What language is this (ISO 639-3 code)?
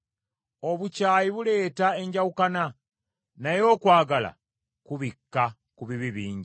lug